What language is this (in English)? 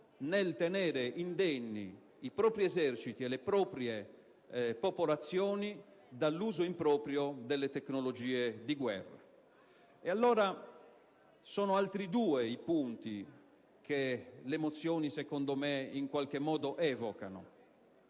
Italian